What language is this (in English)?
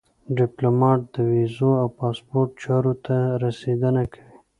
Pashto